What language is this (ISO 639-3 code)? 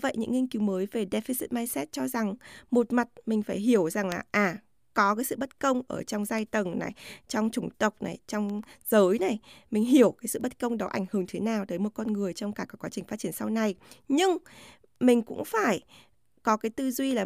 vie